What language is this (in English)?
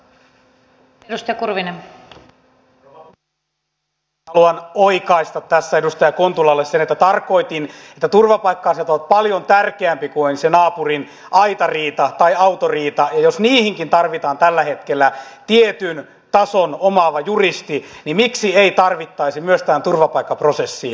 Finnish